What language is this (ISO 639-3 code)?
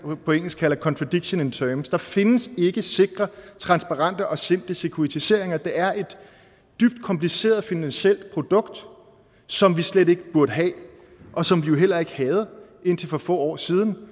dan